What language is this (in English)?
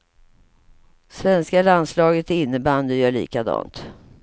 Swedish